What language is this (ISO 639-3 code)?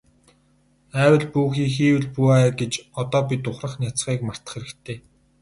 mon